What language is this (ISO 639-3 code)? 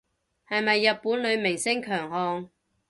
yue